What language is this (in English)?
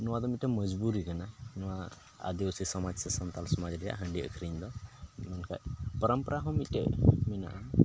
Santali